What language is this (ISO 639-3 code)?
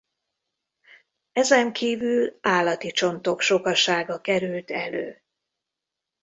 hun